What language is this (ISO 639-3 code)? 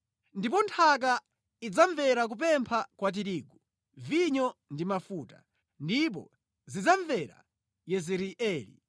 nya